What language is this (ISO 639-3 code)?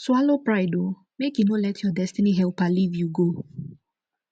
pcm